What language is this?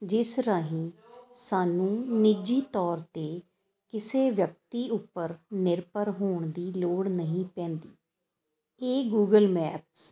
Punjabi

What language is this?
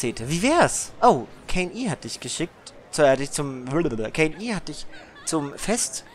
German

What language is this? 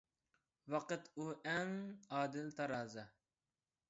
Uyghur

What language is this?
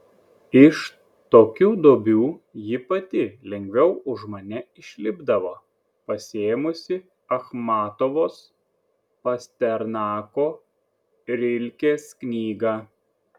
Lithuanian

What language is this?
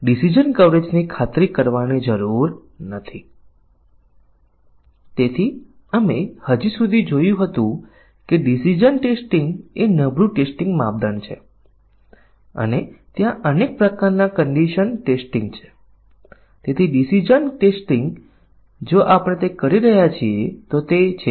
Gujarati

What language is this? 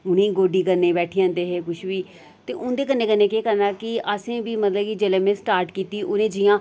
Dogri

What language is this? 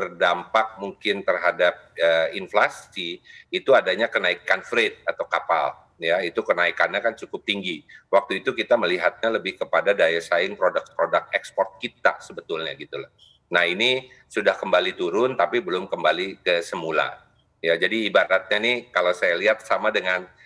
Indonesian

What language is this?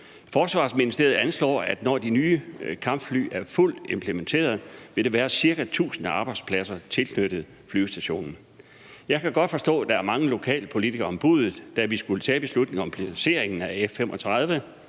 Danish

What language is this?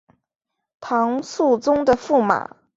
Chinese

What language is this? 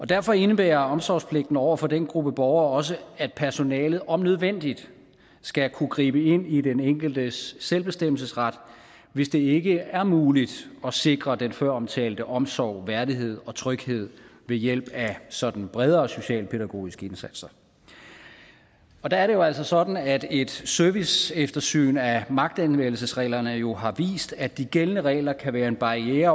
Danish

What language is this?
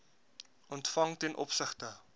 Afrikaans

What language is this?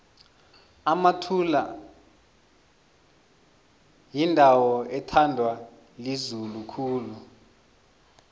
South Ndebele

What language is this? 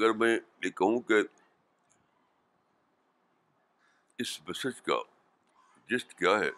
Urdu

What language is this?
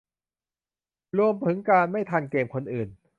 Thai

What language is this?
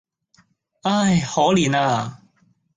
Cantonese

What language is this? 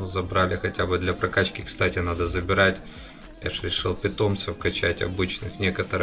Russian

